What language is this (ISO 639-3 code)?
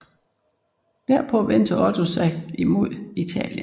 dan